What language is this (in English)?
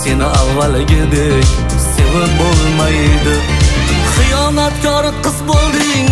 Turkish